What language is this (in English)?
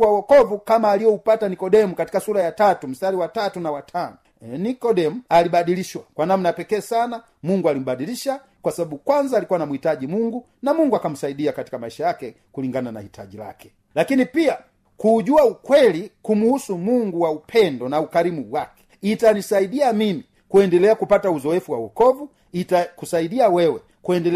Swahili